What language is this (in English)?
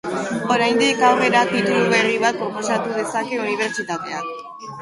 Basque